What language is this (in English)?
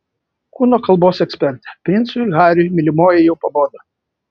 Lithuanian